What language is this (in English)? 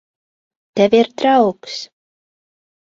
Latvian